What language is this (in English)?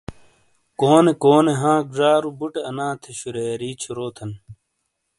Shina